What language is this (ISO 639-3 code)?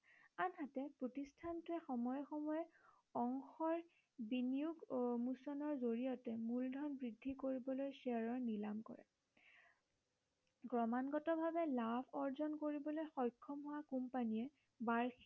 asm